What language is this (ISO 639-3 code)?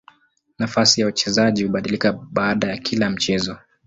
swa